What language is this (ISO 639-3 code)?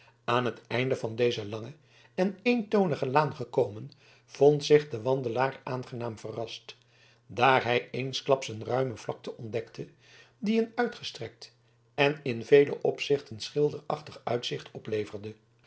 nld